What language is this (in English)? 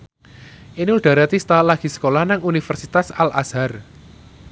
Javanese